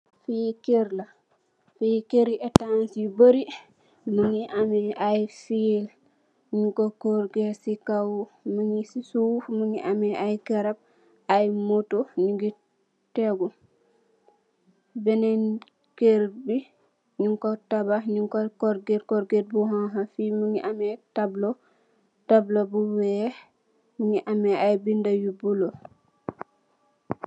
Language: Wolof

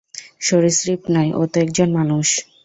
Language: Bangla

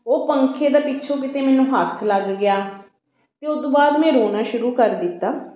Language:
Punjabi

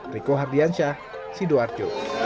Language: Indonesian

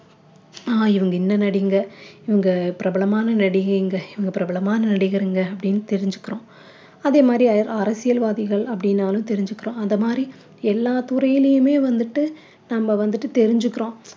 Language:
Tamil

